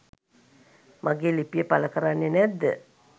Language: Sinhala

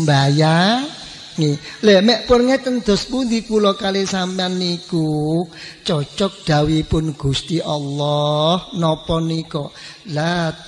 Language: Indonesian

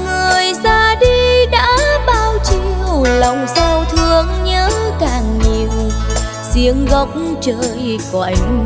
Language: Vietnamese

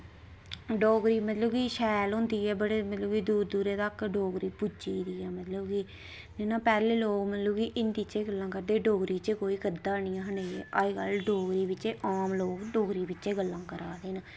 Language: Dogri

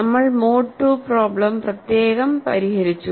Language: Malayalam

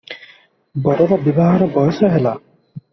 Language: Odia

